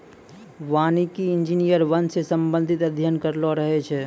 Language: Maithili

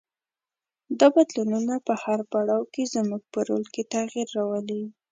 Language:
Pashto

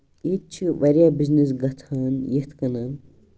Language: Kashmiri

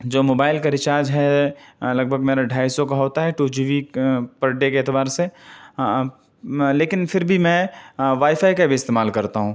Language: Urdu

